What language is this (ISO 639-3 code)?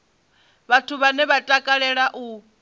ven